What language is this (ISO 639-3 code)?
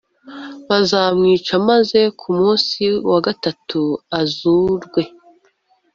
kin